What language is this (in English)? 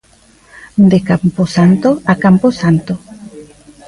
Galician